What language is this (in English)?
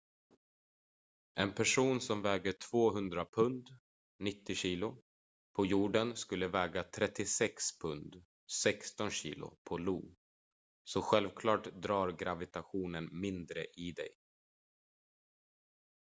Swedish